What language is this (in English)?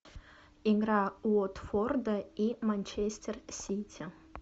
Russian